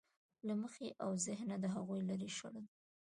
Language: Pashto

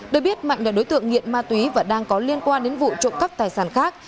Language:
Vietnamese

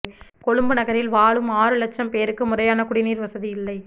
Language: Tamil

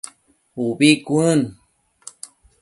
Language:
Matsés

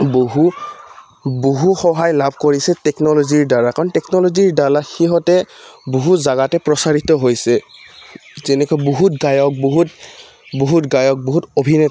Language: Assamese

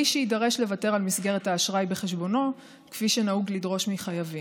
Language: Hebrew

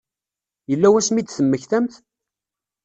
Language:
Kabyle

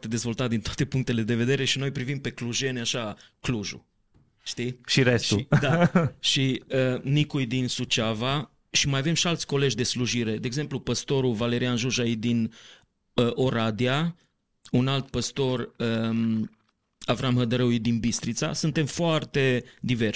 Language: Romanian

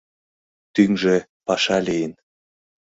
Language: Mari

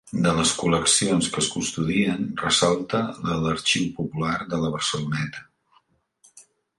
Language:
Catalan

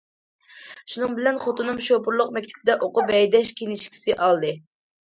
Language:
Uyghur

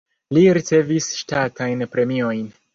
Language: Esperanto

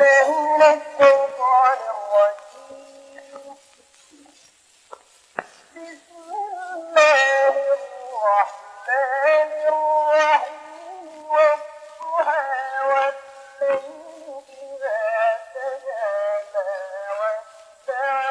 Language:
Dutch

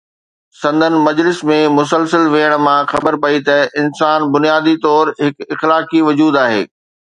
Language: Sindhi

